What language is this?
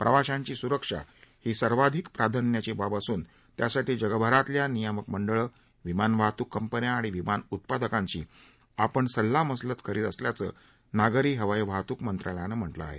Marathi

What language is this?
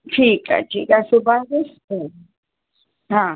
Sindhi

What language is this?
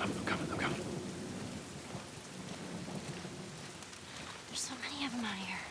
English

